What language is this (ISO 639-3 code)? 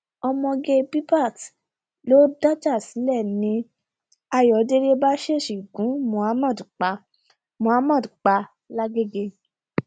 yor